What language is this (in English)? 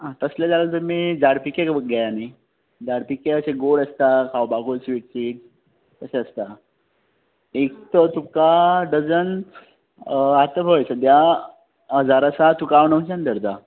Konkani